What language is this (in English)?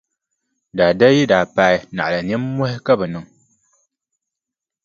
Dagbani